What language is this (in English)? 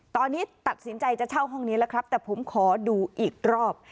Thai